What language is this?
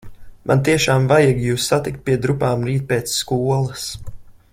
Latvian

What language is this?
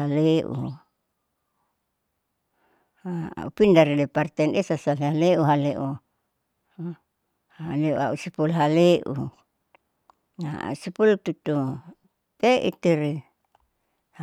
Saleman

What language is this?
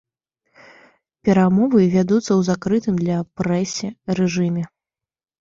Belarusian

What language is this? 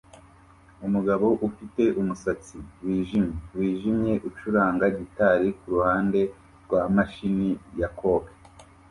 Kinyarwanda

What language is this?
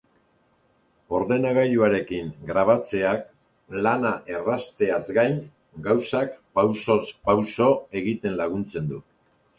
Basque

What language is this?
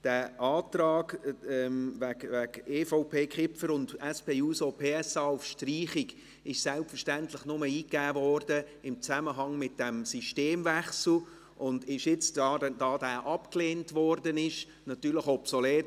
Swiss German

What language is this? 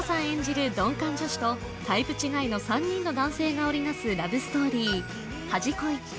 Japanese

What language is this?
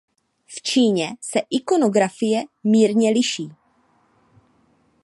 Czech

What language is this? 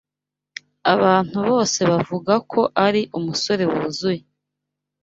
Kinyarwanda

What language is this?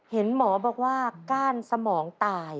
Thai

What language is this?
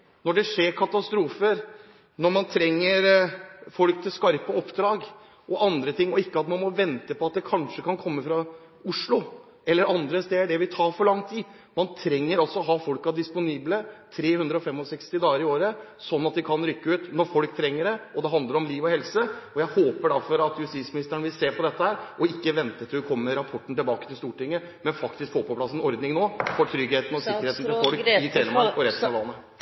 Norwegian Bokmål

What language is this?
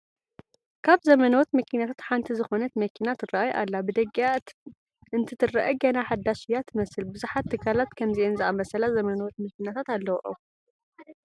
Tigrinya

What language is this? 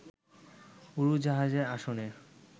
Bangla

